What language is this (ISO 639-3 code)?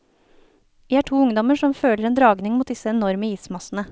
nor